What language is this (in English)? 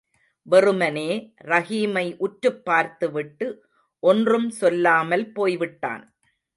Tamil